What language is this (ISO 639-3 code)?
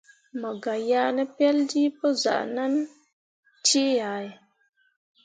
mua